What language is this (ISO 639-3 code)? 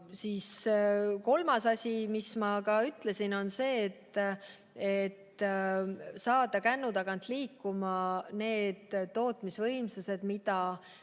est